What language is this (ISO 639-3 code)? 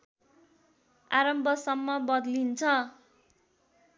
nep